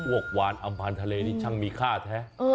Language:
Thai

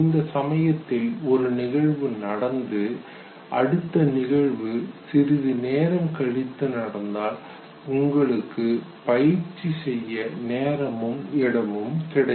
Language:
Tamil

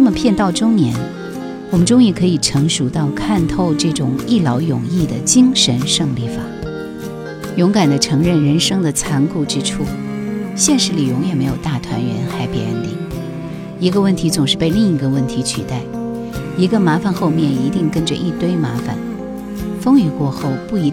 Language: Chinese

